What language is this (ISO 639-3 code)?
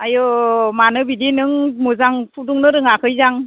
brx